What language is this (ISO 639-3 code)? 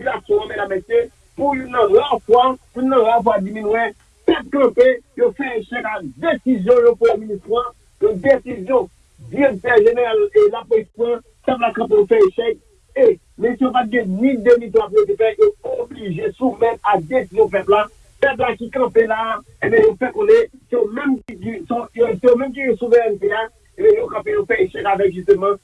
fra